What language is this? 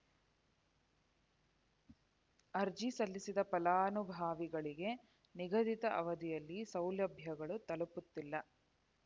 Kannada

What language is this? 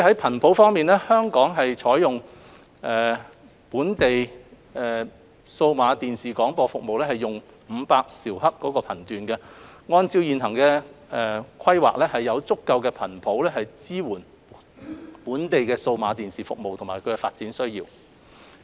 Cantonese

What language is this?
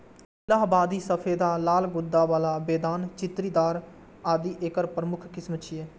Maithili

